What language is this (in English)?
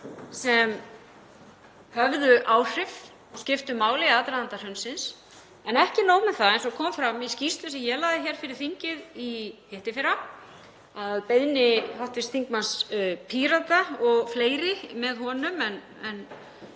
Icelandic